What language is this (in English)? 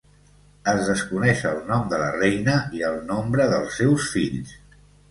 Catalan